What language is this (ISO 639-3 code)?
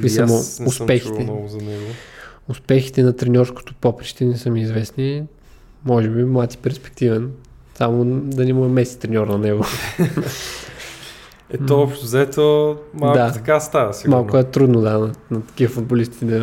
bul